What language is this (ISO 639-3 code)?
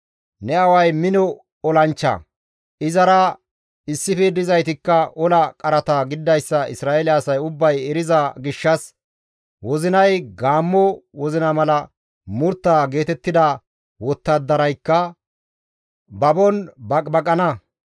gmv